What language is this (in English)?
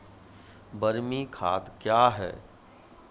Maithili